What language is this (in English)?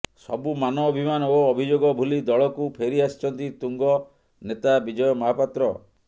Odia